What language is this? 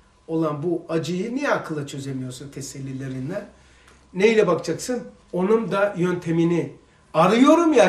Turkish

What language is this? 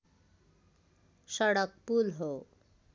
Nepali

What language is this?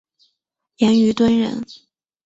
Chinese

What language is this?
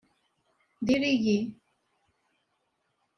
Kabyle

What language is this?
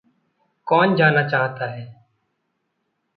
Hindi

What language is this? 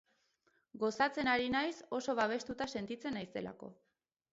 Basque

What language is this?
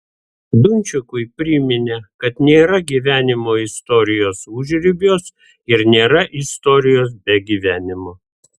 Lithuanian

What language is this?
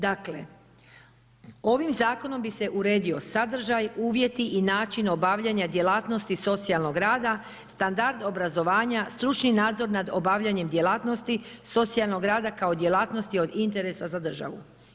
Croatian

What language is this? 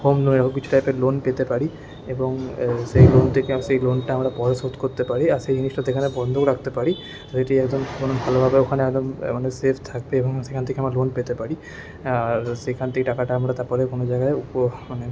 Bangla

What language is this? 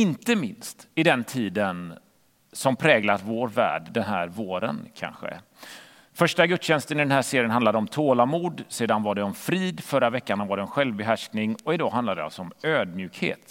Swedish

